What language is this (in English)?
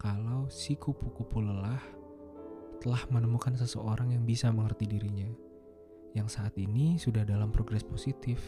Indonesian